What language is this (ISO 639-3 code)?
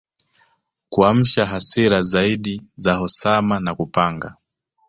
swa